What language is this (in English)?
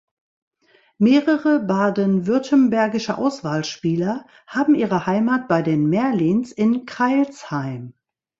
German